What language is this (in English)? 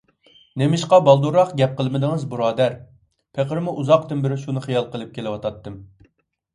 Uyghur